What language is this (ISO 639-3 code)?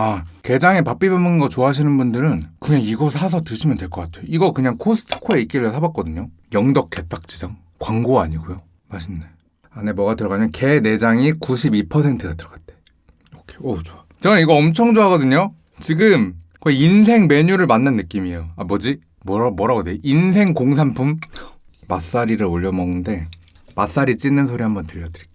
kor